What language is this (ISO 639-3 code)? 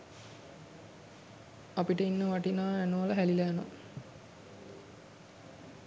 sin